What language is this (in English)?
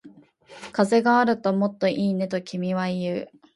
Japanese